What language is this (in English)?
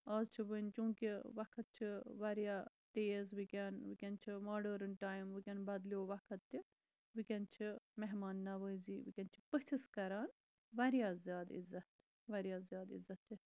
Kashmiri